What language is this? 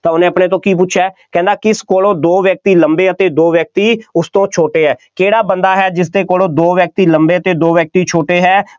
Punjabi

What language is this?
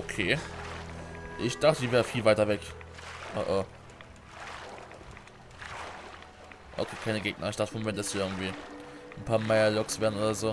German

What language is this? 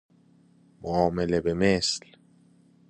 Persian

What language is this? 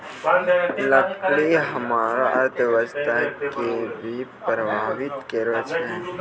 Maithili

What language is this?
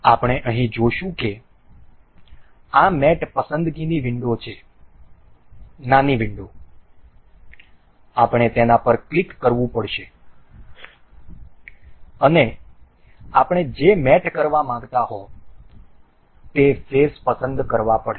Gujarati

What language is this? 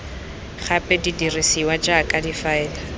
Tswana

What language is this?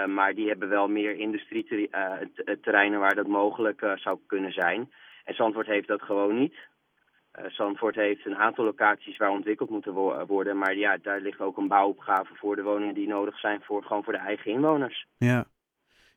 Dutch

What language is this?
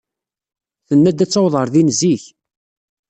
Kabyle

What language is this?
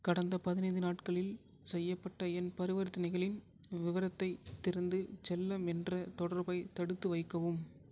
Tamil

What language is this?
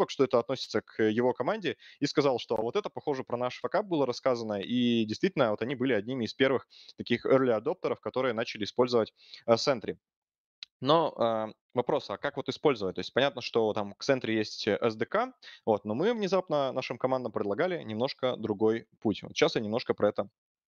Russian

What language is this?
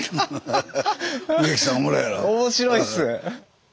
Japanese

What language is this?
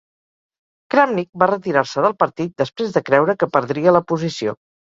Catalan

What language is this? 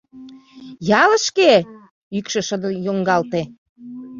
Mari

